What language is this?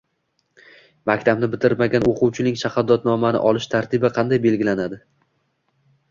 Uzbek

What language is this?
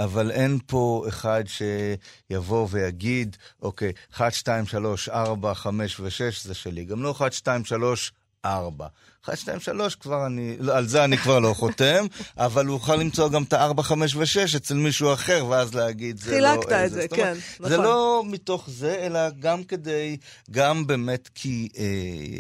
Hebrew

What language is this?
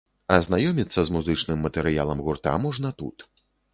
Belarusian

